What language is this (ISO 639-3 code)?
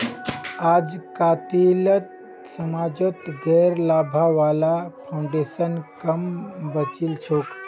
mag